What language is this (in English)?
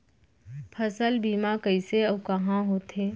Chhattisgarhi